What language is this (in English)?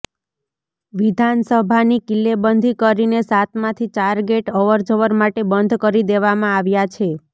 Gujarati